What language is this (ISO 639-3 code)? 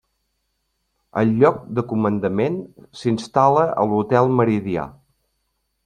cat